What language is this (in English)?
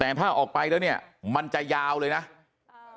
Thai